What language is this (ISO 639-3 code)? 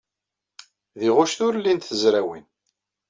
kab